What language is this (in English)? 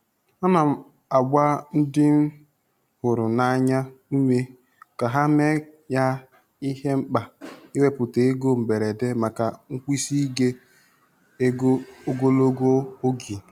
Igbo